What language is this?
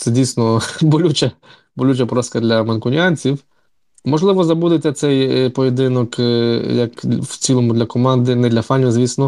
Ukrainian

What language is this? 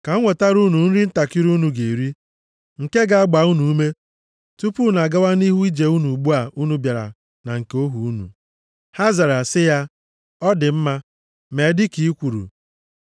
Igbo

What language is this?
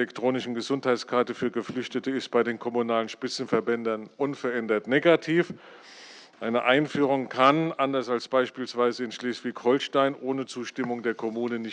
German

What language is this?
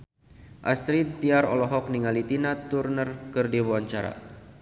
Sundanese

